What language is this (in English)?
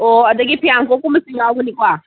Manipuri